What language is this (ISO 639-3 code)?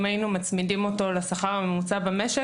heb